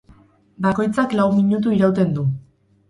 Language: Basque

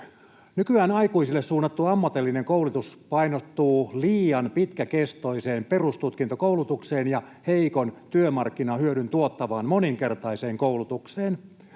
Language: Finnish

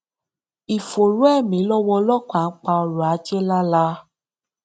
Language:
Yoruba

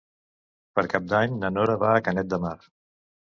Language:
Catalan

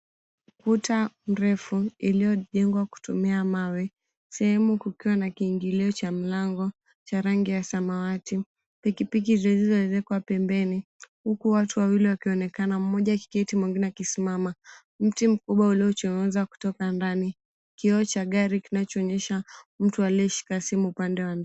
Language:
Swahili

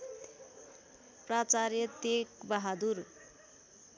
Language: Nepali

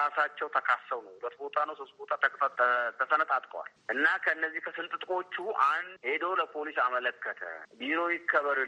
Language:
Amharic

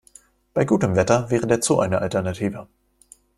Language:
German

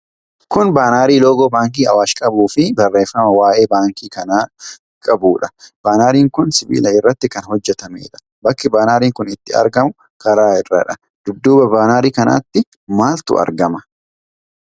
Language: Oromo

